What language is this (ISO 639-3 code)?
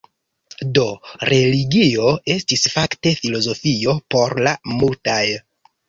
epo